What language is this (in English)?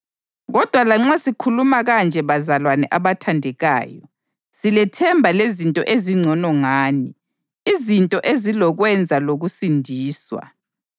North Ndebele